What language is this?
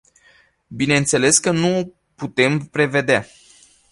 Romanian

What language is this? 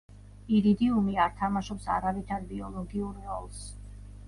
Georgian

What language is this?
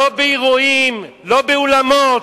Hebrew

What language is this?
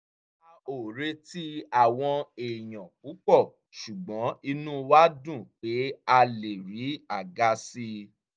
Yoruba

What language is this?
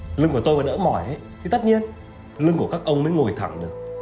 Vietnamese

